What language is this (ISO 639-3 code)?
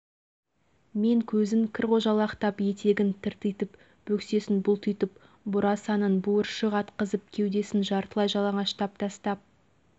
kaz